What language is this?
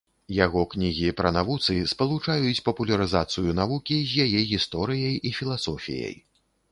Belarusian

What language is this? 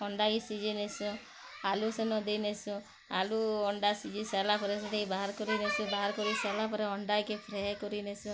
Odia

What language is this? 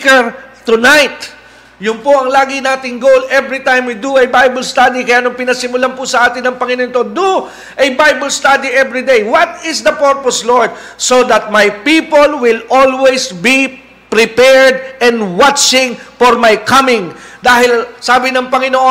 Filipino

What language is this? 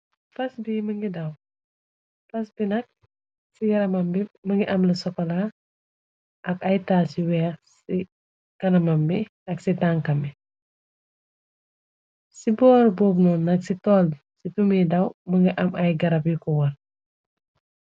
Wolof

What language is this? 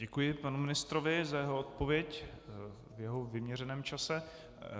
Czech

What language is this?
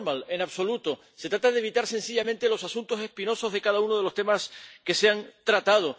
Spanish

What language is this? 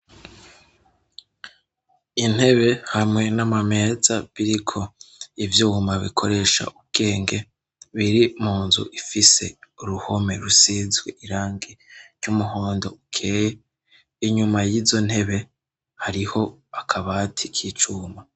Rundi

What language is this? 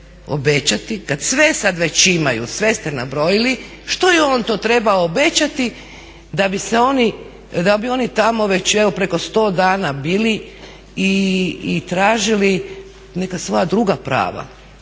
Croatian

